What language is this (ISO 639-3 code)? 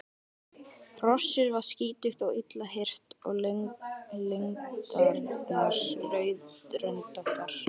isl